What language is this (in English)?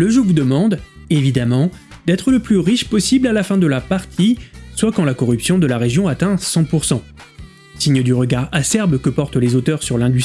French